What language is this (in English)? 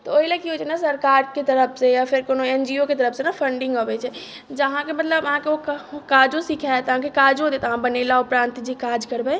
Maithili